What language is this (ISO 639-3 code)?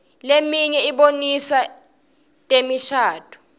ssw